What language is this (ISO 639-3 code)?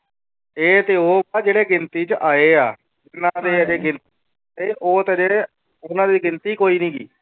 pan